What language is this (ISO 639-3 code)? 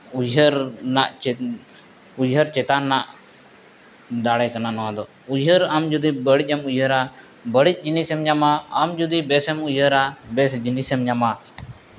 sat